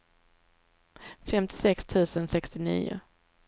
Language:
Swedish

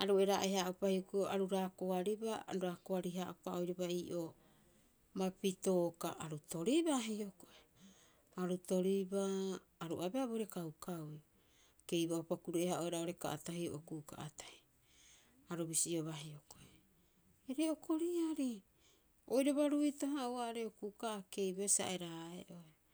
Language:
Rapoisi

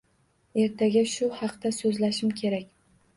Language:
Uzbek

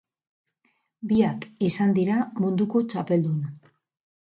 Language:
Basque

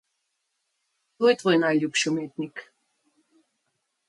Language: Slovenian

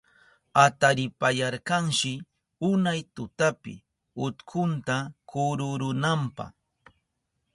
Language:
Southern Pastaza Quechua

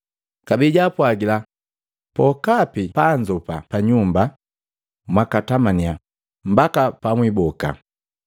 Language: Matengo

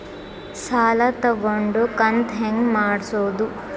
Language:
Kannada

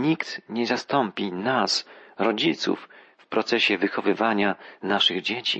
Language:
Polish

